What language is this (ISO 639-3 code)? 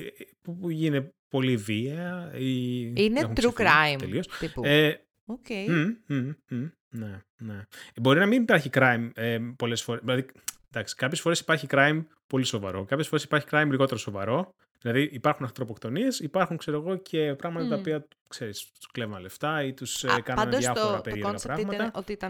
ell